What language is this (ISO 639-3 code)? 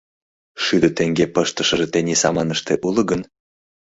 chm